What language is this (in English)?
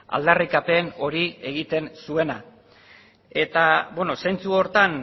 Basque